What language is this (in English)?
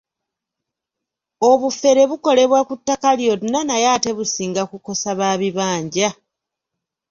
Ganda